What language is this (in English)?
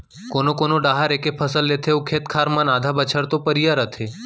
Chhattisgarhi